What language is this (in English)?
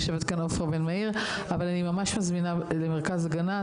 Hebrew